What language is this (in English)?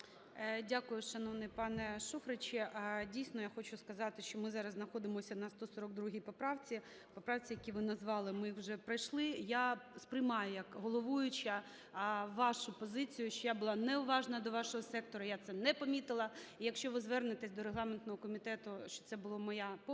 Ukrainian